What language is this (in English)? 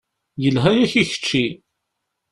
Kabyle